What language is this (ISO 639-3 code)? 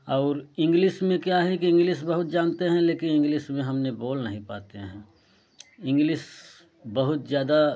hin